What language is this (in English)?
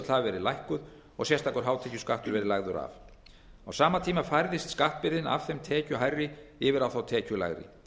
Icelandic